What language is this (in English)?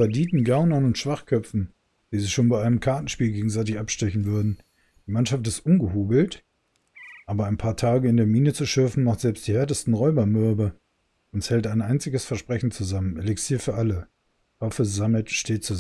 German